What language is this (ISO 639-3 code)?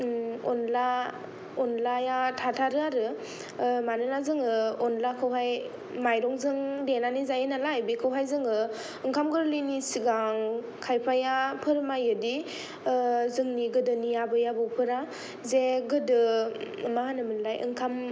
brx